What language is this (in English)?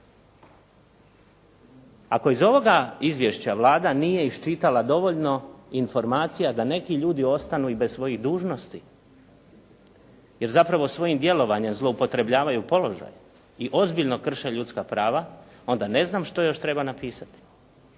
Croatian